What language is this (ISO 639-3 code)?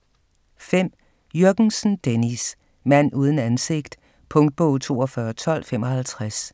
dan